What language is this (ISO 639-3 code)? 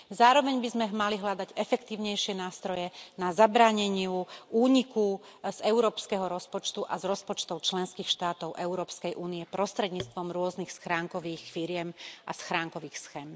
slk